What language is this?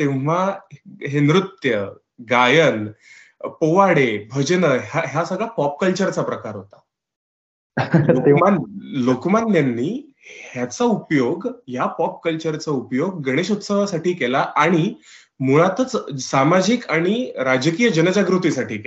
Marathi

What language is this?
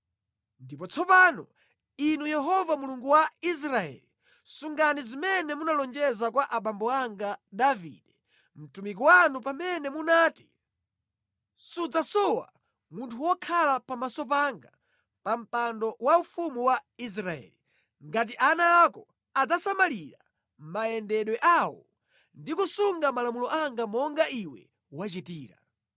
Nyanja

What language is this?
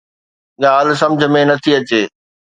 Sindhi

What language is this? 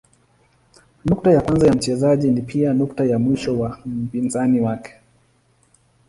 Swahili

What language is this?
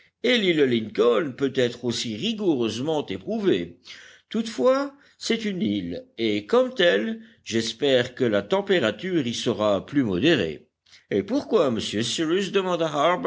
French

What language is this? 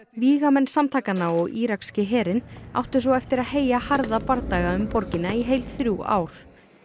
Icelandic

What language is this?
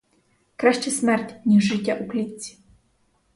Ukrainian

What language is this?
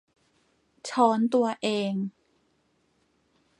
Thai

